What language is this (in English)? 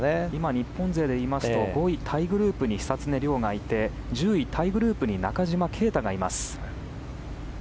Japanese